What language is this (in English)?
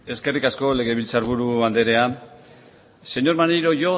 Basque